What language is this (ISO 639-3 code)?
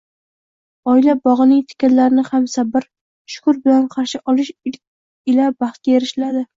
uzb